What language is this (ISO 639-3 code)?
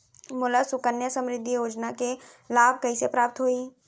hne